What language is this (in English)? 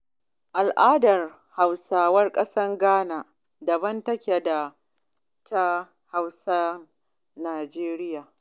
Hausa